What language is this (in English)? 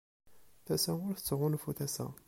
Kabyle